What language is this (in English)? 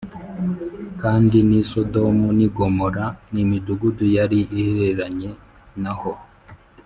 Kinyarwanda